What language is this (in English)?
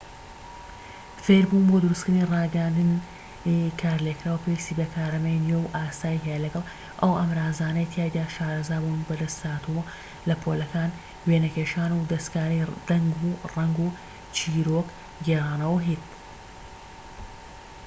Central Kurdish